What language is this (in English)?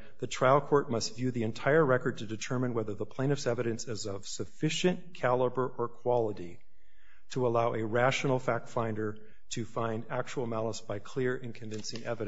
English